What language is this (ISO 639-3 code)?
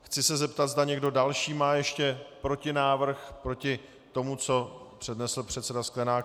ces